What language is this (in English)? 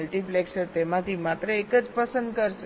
Gujarati